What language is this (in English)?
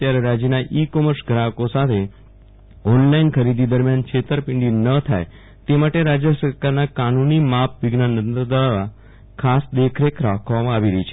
Gujarati